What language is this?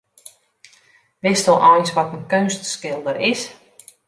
Western Frisian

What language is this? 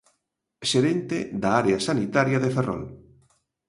Galician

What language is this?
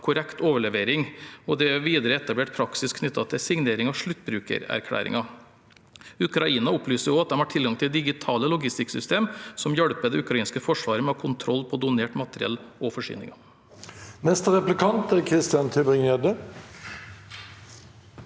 Norwegian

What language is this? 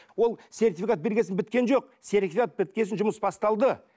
Kazakh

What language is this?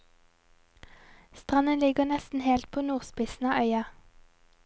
Norwegian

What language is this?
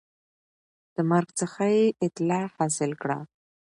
Pashto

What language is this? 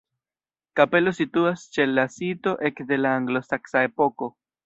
Esperanto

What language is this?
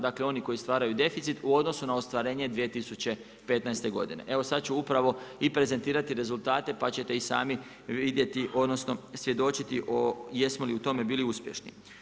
Croatian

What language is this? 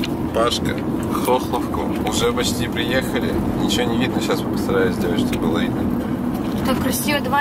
Russian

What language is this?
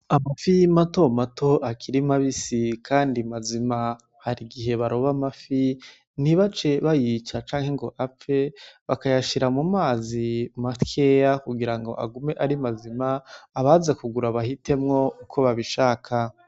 Rundi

